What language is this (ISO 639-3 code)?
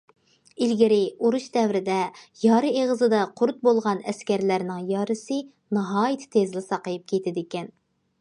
uig